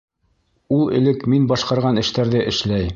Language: Bashkir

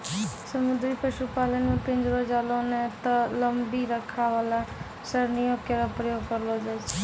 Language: Maithili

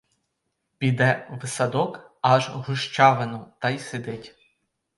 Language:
Ukrainian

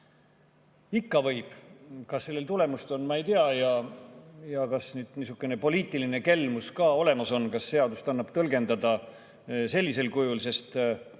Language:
Estonian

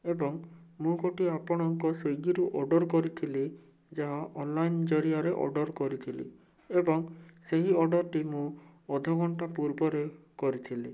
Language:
Odia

